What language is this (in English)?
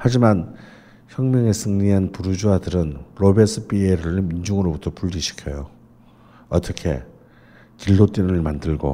Korean